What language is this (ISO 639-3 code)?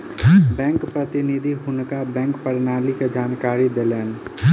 mai